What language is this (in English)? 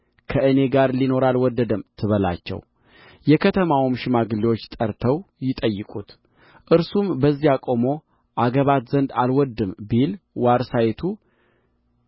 Amharic